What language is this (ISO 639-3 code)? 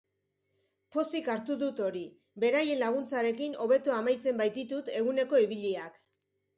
eus